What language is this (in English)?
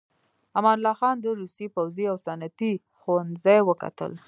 Pashto